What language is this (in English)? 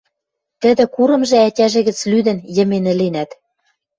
Western Mari